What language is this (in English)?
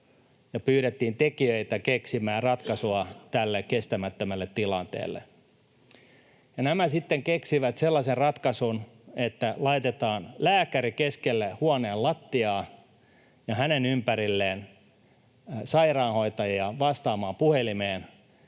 Finnish